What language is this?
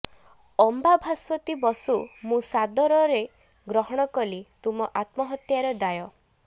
Odia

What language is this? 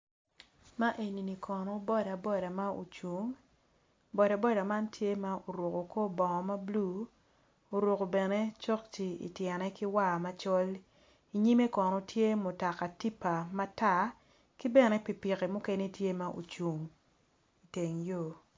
Acoli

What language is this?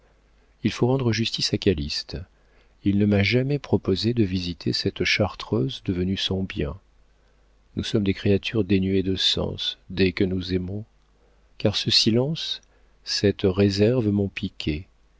French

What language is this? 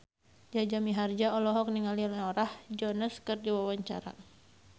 Sundanese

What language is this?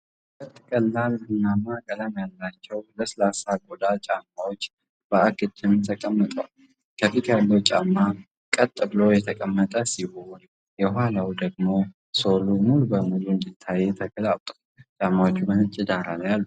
Amharic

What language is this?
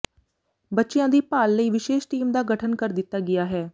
Punjabi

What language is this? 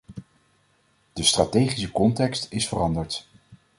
Dutch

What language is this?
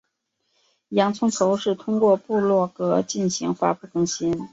Chinese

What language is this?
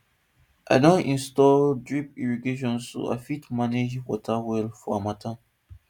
Nigerian Pidgin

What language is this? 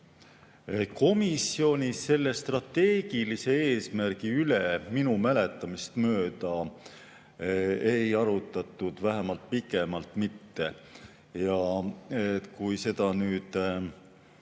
Estonian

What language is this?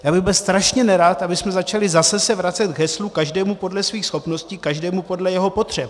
Czech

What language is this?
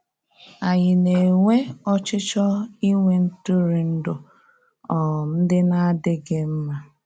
Igbo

